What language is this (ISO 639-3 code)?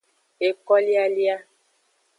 ajg